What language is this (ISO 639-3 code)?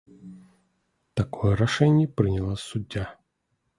bel